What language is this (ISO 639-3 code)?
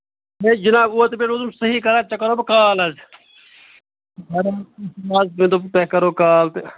kas